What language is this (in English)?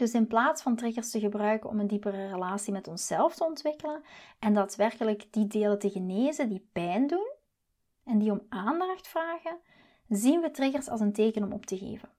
Dutch